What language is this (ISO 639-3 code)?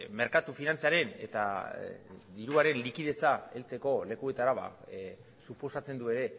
eus